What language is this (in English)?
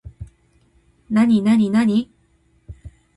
Japanese